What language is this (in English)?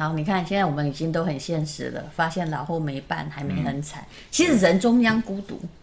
Chinese